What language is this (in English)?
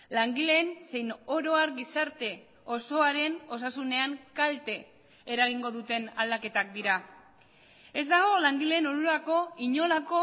Basque